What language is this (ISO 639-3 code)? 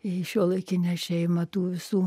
lit